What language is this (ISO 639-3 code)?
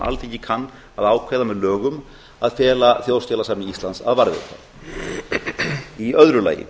isl